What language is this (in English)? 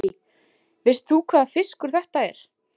Icelandic